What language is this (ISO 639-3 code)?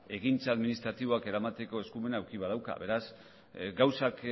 eus